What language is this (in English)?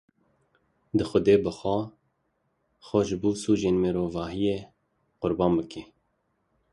Kurdish